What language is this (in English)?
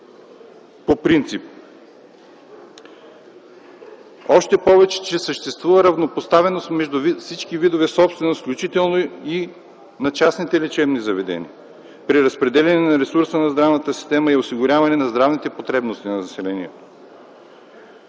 Bulgarian